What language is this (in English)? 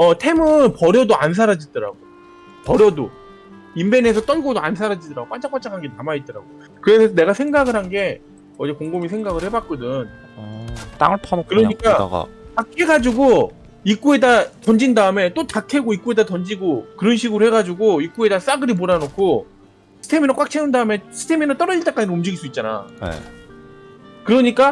Korean